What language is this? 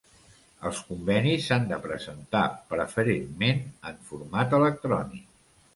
Catalan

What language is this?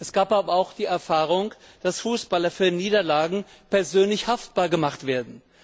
German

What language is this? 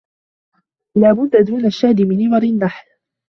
Arabic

